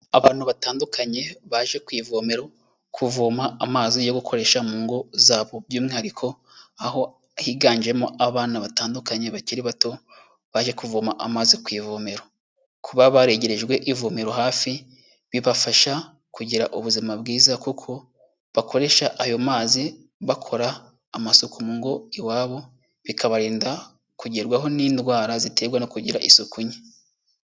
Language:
Kinyarwanda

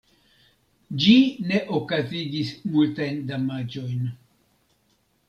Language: Esperanto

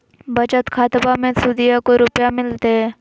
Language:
Magahi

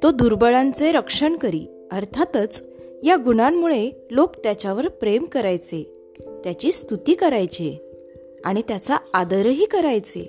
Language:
Marathi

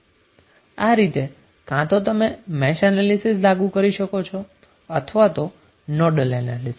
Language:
Gujarati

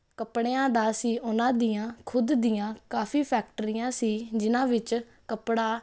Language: Punjabi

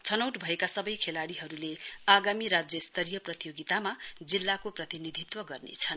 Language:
Nepali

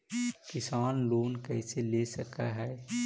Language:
Magahi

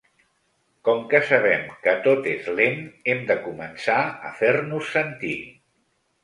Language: Catalan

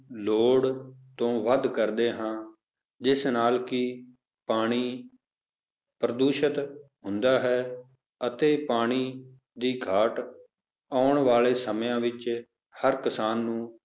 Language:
Punjabi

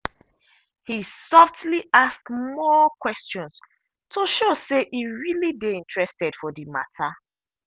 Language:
Nigerian Pidgin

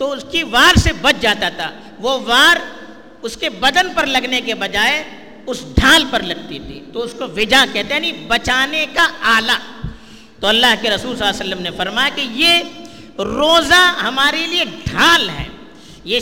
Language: Urdu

